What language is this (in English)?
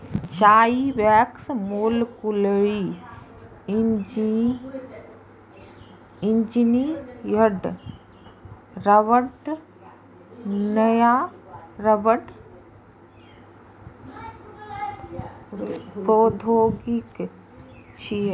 Maithili